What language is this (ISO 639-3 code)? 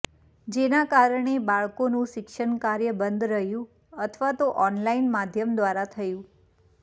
guj